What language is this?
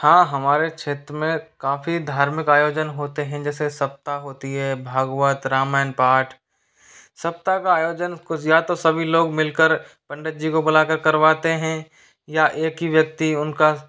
Hindi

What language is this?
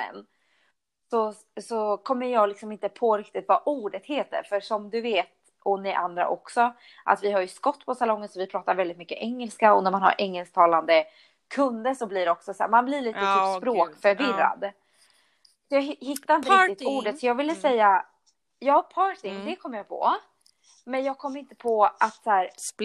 Swedish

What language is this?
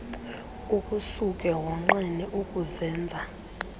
Xhosa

